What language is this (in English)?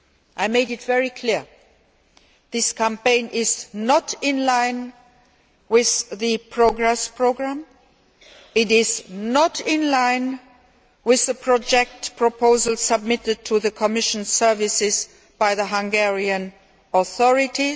English